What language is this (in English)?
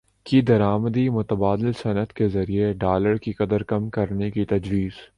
Urdu